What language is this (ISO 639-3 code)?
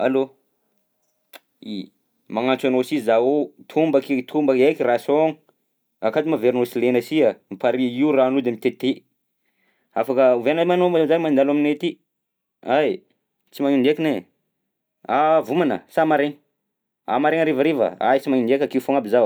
bzc